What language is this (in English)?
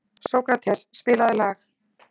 Icelandic